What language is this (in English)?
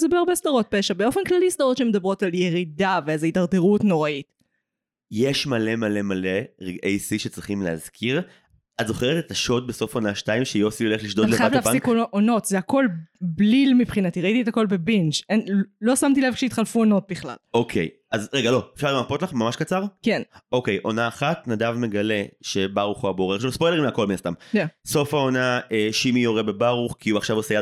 Hebrew